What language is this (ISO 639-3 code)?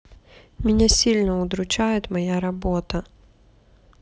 rus